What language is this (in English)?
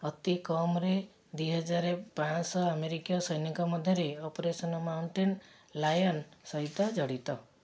Odia